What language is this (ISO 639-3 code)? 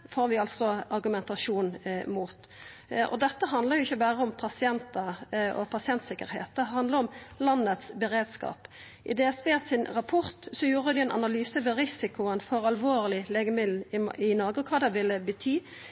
nno